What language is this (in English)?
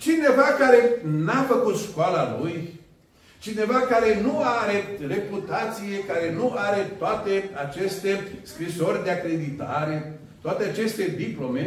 Romanian